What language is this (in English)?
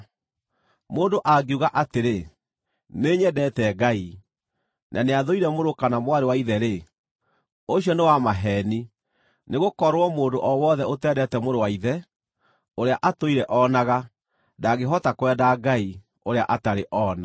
Kikuyu